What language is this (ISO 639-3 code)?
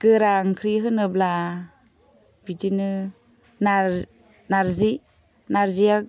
brx